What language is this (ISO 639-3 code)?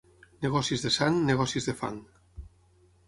cat